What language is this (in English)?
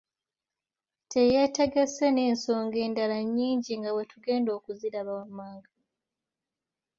Ganda